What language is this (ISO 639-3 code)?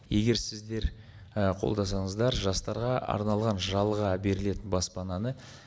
kaz